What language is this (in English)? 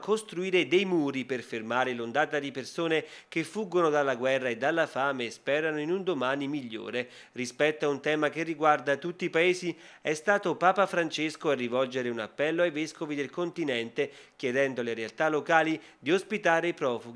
Italian